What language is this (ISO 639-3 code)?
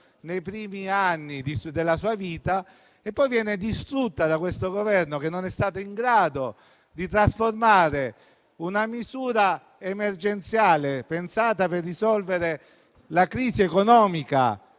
ita